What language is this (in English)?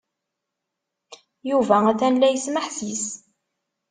Kabyle